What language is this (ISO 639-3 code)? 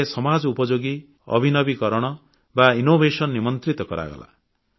ori